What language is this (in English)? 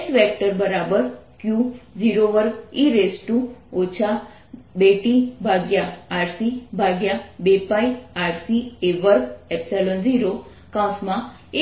Gujarati